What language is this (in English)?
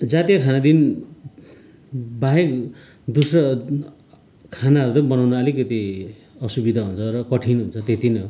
Nepali